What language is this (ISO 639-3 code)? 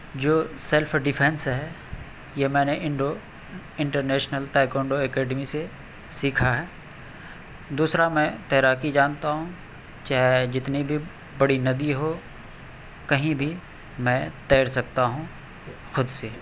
urd